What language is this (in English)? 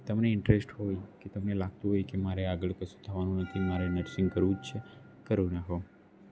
Gujarati